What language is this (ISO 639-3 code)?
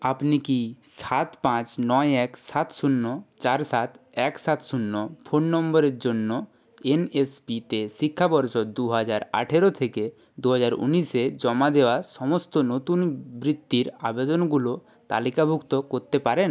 ben